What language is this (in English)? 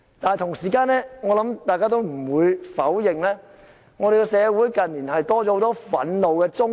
Cantonese